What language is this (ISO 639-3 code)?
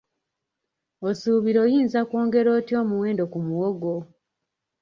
lug